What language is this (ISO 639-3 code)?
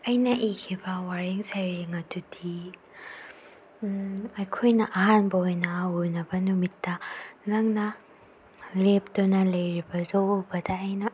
mni